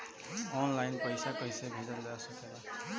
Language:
Bhojpuri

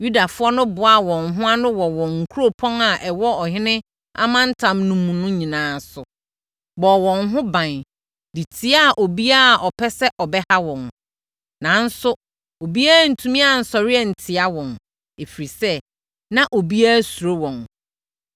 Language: Akan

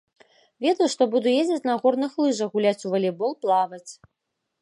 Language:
Belarusian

